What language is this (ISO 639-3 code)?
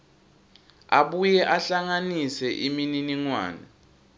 ssw